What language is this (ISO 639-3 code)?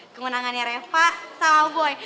ind